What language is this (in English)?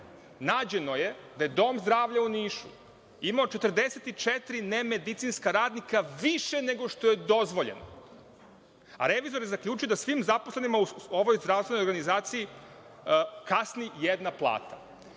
Serbian